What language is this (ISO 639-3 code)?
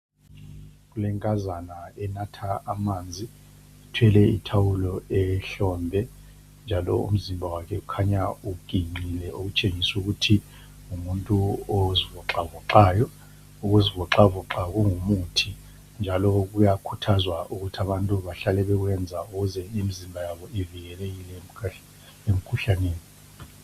nde